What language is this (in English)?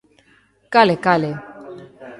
Galician